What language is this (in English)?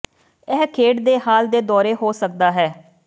Punjabi